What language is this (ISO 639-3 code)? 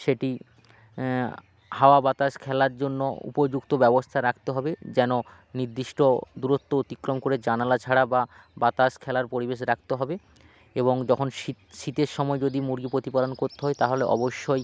ben